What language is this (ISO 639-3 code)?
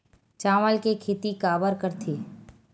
hne